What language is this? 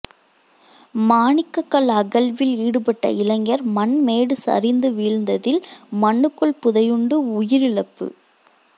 Tamil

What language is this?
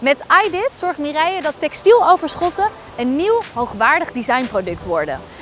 Dutch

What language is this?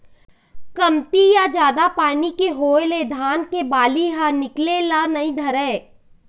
Chhattisgarhi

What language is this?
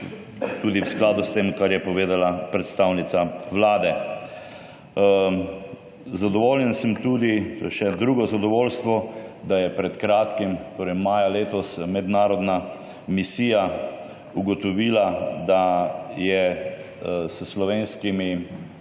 Slovenian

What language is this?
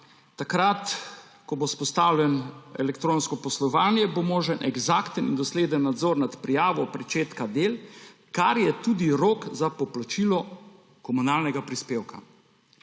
Slovenian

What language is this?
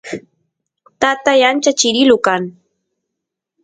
Santiago del Estero Quichua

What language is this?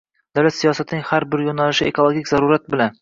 Uzbek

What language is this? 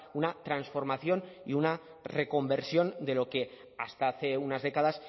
Spanish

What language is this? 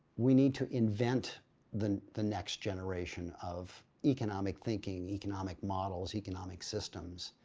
English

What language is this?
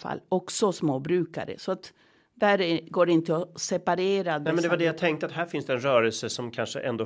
Swedish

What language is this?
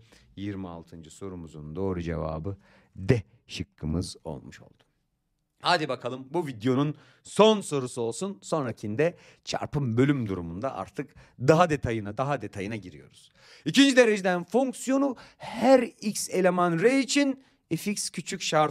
Turkish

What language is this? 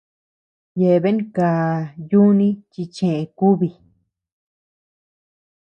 Tepeuxila Cuicatec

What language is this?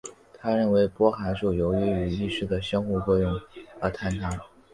Chinese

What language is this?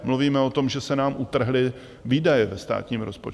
Czech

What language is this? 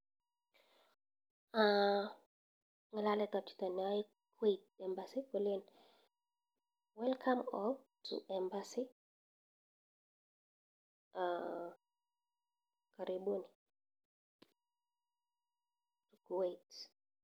Kalenjin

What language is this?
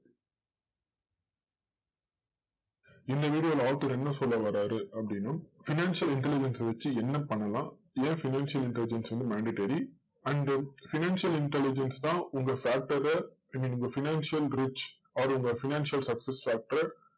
Tamil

